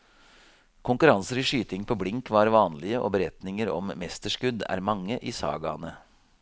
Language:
Norwegian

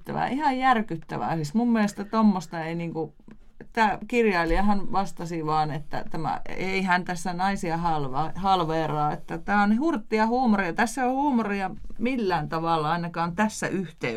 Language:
Finnish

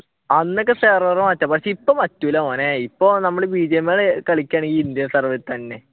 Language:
Malayalam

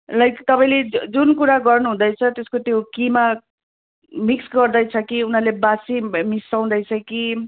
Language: Nepali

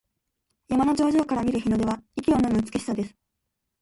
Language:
Japanese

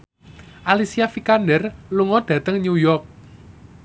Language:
Javanese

